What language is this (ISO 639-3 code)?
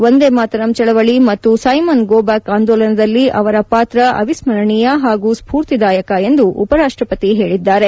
kan